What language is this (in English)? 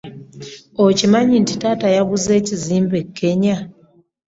Ganda